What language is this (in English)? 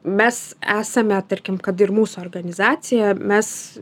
Lithuanian